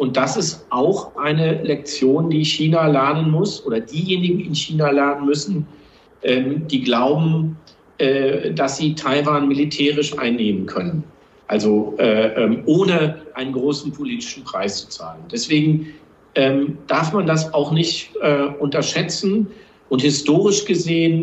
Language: German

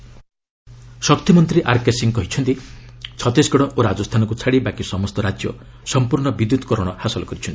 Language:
Odia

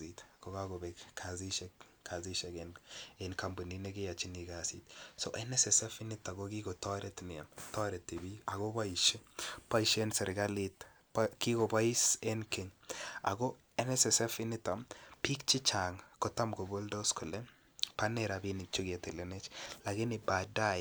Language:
Kalenjin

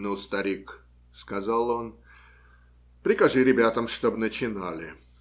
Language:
Russian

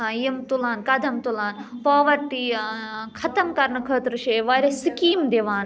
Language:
Kashmiri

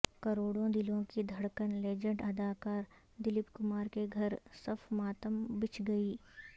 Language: Urdu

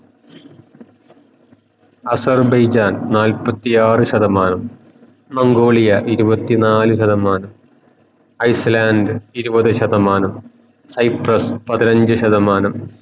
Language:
Malayalam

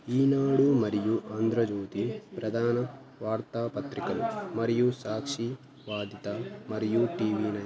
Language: Telugu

